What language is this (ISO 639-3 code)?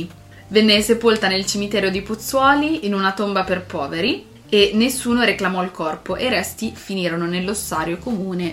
ita